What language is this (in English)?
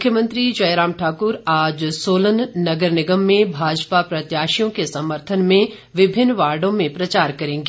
Hindi